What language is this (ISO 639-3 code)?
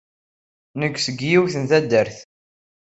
kab